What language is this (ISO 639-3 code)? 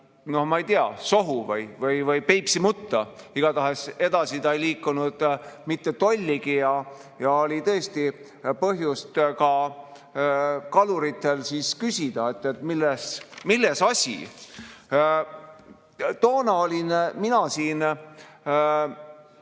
est